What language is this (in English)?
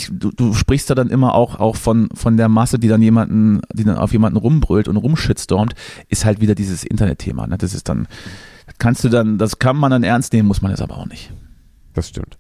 German